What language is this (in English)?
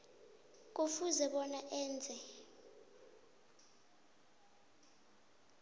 South Ndebele